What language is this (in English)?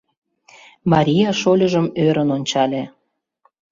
Mari